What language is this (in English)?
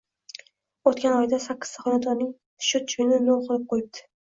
Uzbek